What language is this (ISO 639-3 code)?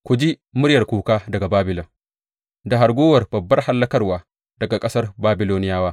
hau